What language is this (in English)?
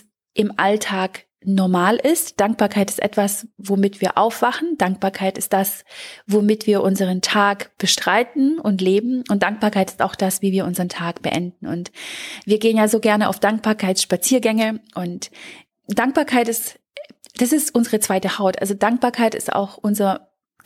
German